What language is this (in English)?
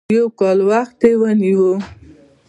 Pashto